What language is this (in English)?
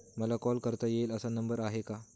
Marathi